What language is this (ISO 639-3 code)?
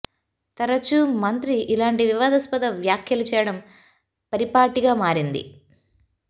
tel